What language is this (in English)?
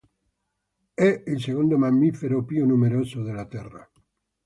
Italian